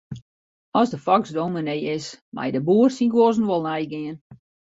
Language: Western Frisian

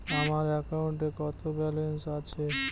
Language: Bangla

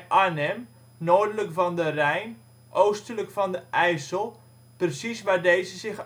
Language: Dutch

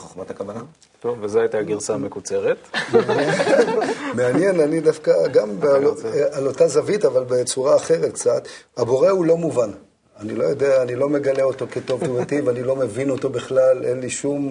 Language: Hebrew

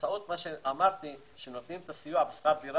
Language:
Hebrew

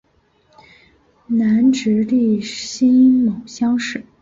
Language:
Chinese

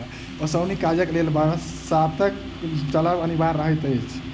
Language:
Maithili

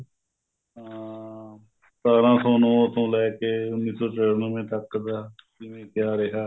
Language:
Punjabi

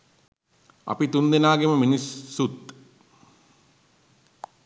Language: Sinhala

